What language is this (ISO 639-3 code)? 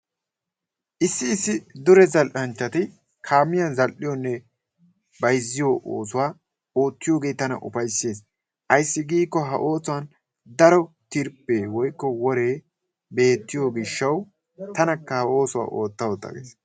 wal